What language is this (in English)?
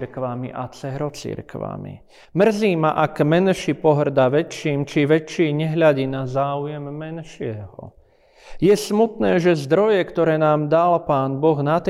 Slovak